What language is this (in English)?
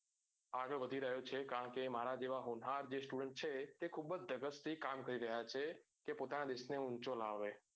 Gujarati